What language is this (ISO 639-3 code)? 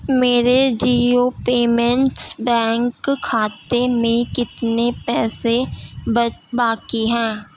urd